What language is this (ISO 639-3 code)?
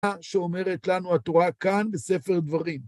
heb